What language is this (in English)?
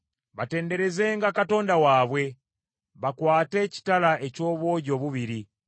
Ganda